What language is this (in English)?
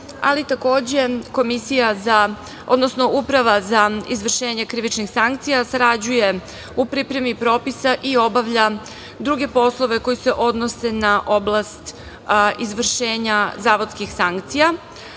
Serbian